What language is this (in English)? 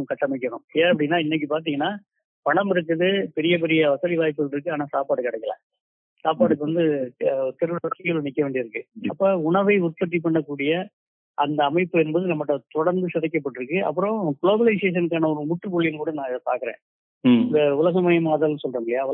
Tamil